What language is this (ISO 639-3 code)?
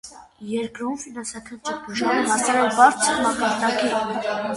hye